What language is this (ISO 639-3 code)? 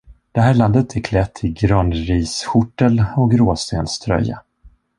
swe